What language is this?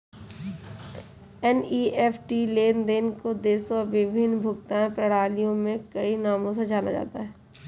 Hindi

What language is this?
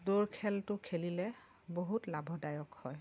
Assamese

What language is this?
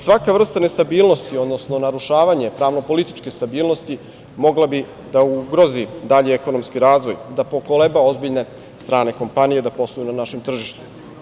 Serbian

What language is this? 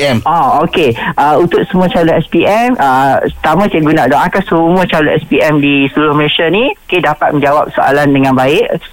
Malay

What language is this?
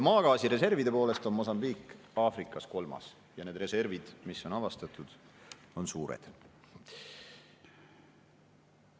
Estonian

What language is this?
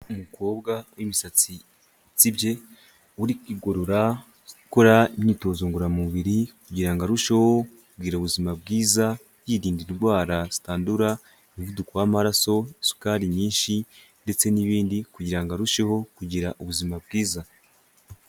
Kinyarwanda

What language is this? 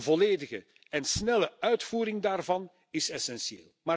Dutch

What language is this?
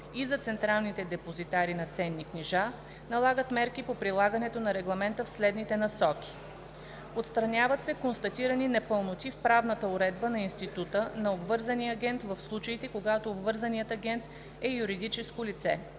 Bulgarian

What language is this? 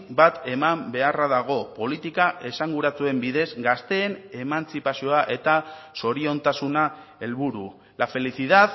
Basque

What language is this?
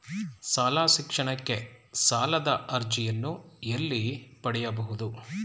Kannada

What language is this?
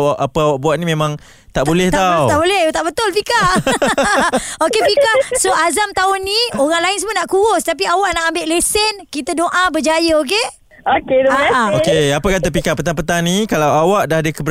Malay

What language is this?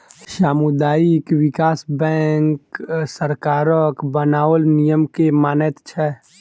Maithili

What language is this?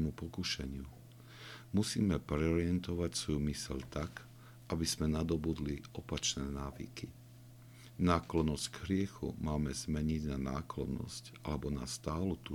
Slovak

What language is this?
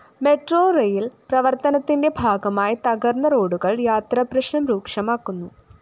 Malayalam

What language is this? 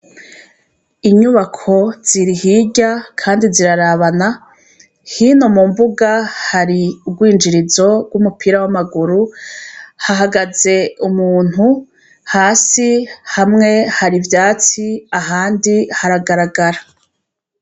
Rundi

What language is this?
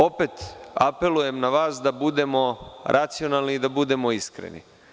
Serbian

